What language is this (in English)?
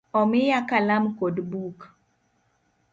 Luo (Kenya and Tanzania)